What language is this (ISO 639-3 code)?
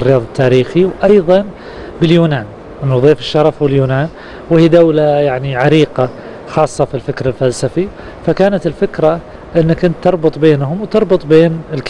ara